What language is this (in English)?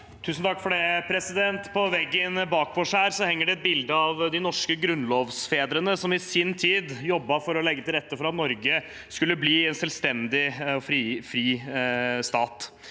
Norwegian